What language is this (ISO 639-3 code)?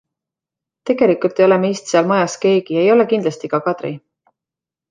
est